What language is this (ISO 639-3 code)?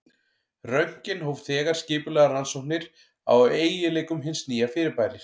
isl